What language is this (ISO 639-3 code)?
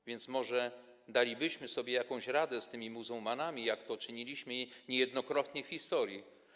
pol